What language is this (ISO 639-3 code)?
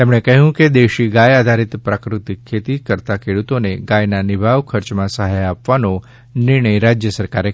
guj